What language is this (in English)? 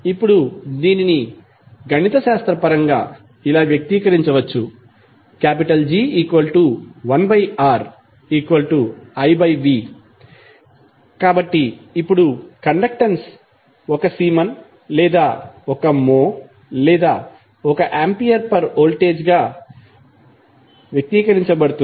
Telugu